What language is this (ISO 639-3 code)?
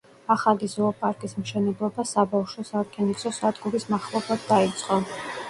kat